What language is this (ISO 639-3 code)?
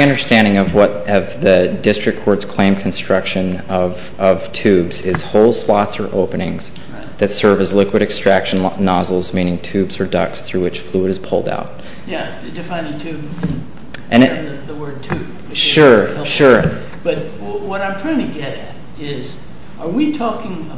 eng